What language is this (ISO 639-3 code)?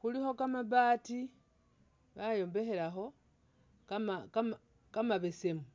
myx